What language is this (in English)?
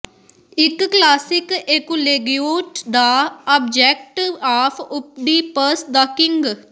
Punjabi